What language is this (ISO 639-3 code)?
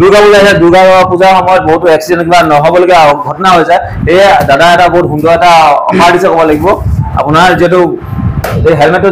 ben